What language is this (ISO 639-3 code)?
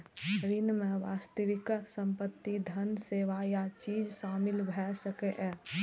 mai